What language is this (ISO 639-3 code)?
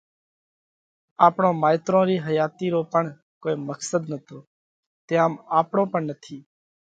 kvx